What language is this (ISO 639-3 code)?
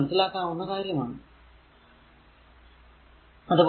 mal